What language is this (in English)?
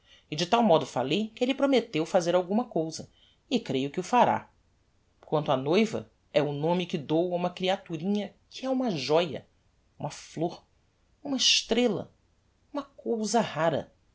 Portuguese